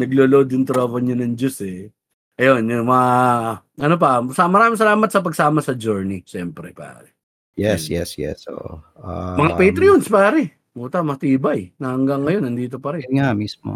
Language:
Filipino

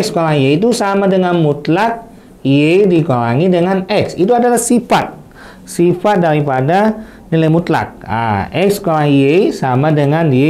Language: Indonesian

